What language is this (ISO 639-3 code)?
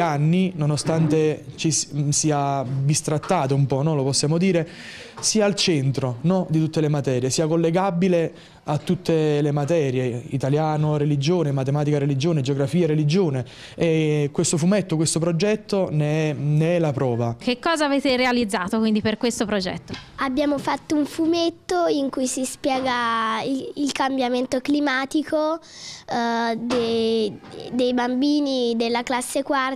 ita